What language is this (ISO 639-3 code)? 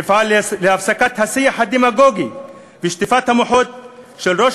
heb